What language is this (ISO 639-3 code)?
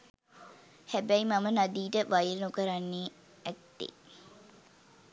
sin